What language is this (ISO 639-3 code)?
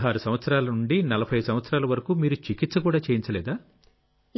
tel